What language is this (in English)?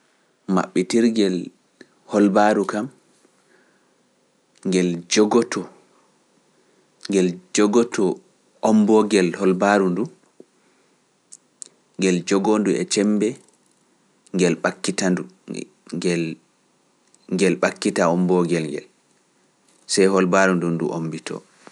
Pular